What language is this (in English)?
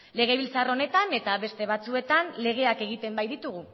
Basque